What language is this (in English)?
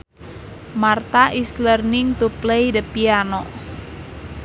Sundanese